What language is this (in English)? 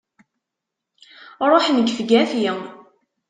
Kabyle